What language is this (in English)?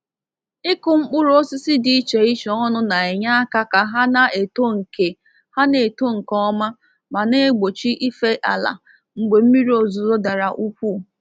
Igbo